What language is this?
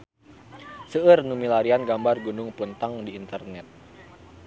Sundanese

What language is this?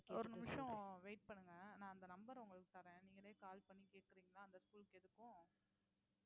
Tamil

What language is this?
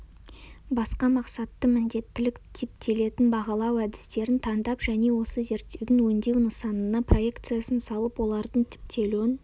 Kazakh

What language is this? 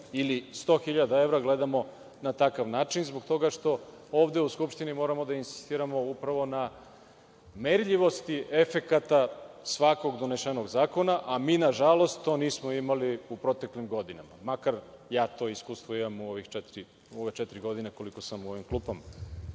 Serbian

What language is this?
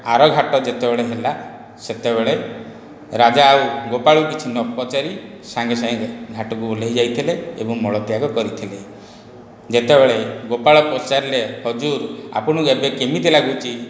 Odia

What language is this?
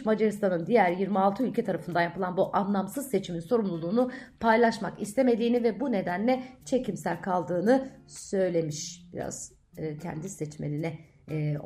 Turkish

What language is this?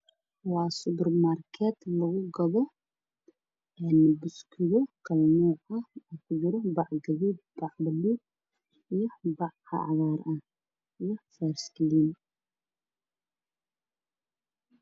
Somali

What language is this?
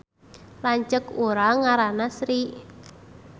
Sundanese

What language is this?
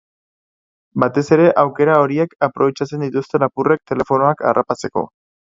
Basque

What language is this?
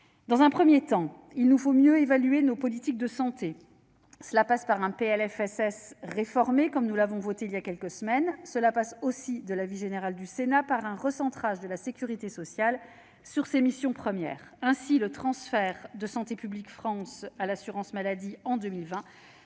French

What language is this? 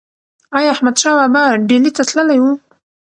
Pashto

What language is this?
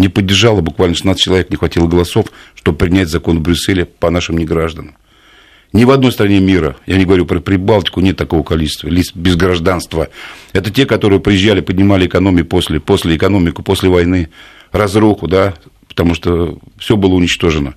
Russian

